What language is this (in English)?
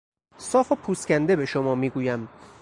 Persian